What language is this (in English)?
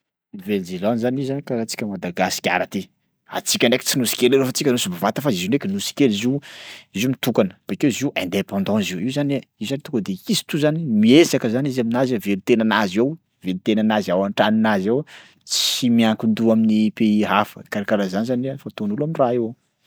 Sakalava Malagasy